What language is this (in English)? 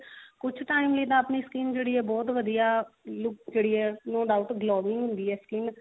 Punjabi